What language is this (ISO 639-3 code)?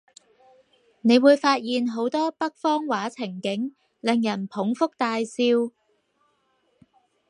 yue